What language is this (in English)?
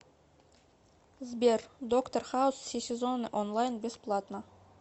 Russian